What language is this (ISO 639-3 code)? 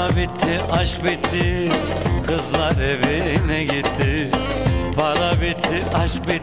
tur